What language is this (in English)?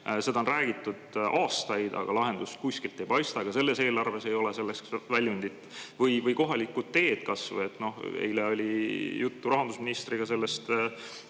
Estonian